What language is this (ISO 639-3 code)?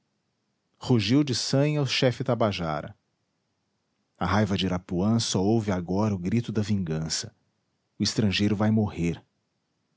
por